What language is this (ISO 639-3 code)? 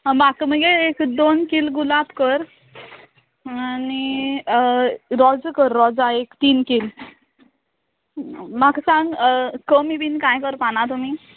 kok